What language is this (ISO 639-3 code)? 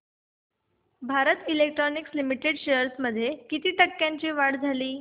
mar